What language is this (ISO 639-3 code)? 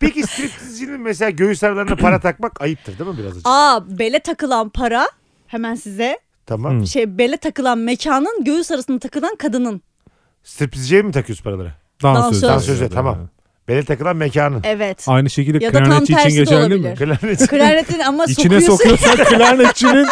tur